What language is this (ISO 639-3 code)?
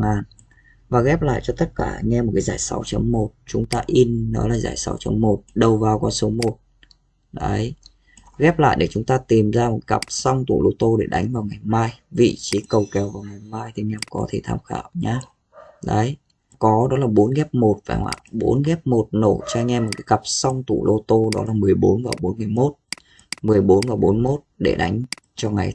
vie